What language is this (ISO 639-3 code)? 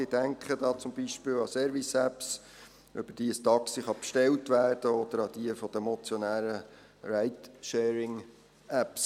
gsw